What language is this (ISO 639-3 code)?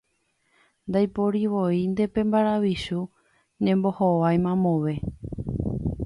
grn